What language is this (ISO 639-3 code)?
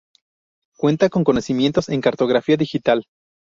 spa